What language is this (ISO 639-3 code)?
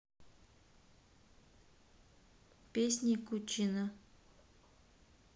rus